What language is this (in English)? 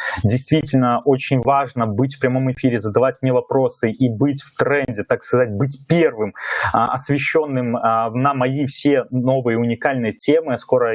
Russian